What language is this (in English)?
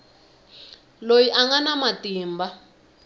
Tsonga